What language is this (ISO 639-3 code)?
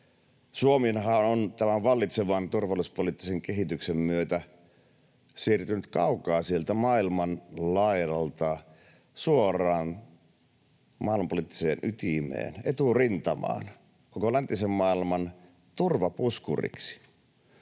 fin